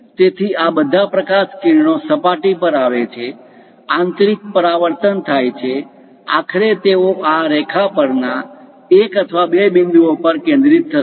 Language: Gujarati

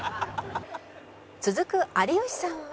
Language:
Japanese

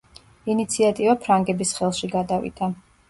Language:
Georgian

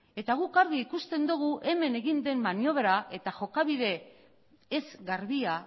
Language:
Basque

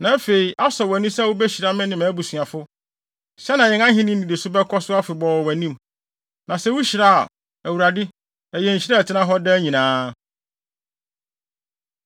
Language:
Akan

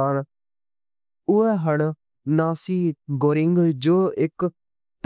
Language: Western Panjabi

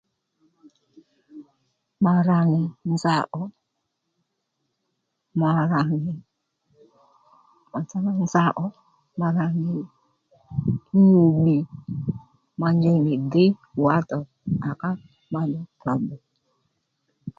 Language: Lendu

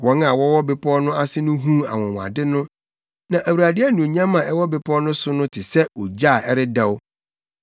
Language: Akan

